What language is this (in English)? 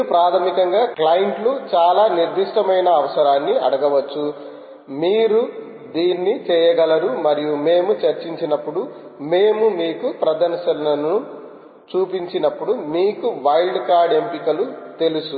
Telugu